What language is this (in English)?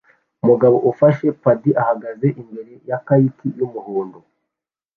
Kinyarwanda